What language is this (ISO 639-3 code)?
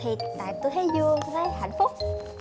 vie